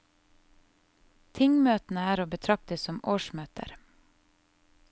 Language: Norwegian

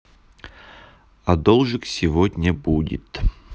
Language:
Russian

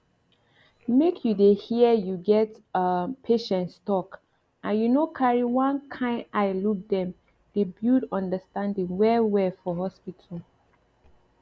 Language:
Nigerian Pidgin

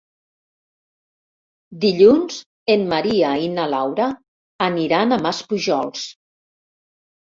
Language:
Catalan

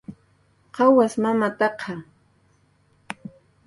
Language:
Jaqaru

